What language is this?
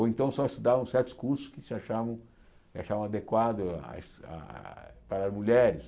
Portuguese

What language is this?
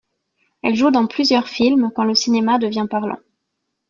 French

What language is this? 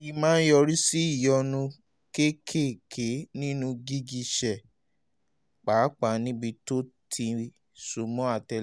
Yoruba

